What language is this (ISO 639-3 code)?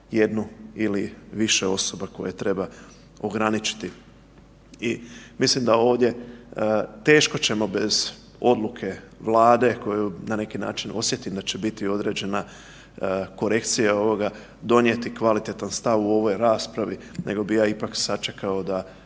hrv